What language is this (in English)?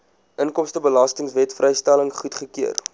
Afrikaans